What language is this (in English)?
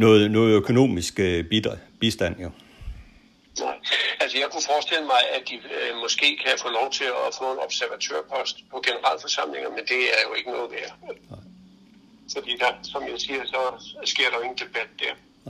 Danish